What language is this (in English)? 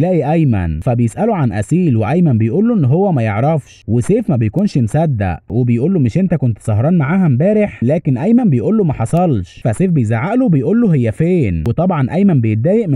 Arabic